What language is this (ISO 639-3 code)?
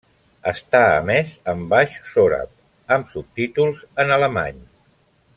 cat